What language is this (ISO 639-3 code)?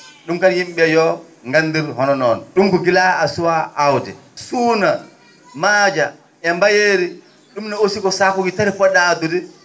ful